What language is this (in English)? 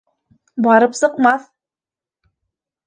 Bashkir